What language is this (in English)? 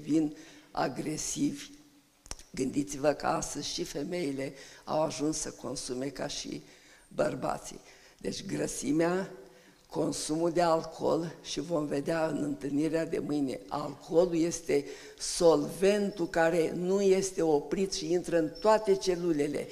Romanian